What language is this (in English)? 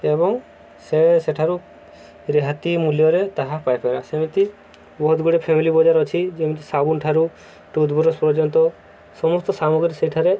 Odia